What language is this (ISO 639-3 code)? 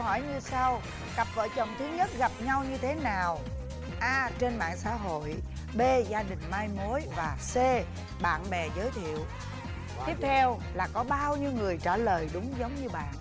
vie